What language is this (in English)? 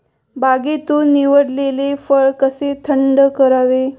Marathi